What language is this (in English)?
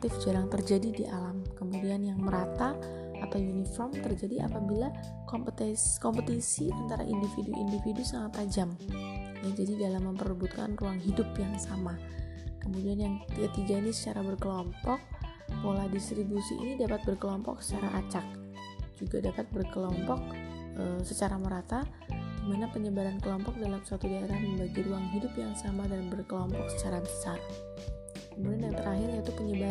Indonesian